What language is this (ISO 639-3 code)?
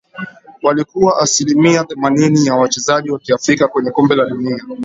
swa